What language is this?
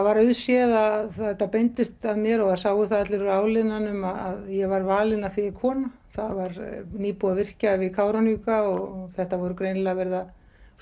Icelandic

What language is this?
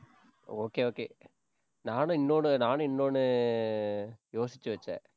Tamil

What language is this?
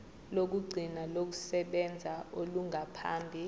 Zulu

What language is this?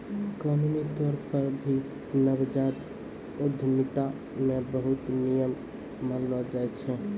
Maithili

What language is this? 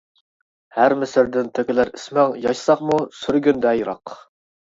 Uyghur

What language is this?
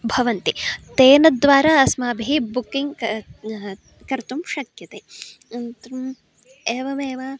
Sanskrit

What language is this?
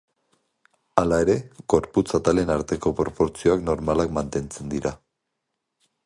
Basque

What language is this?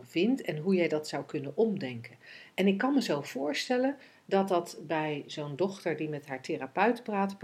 Dutch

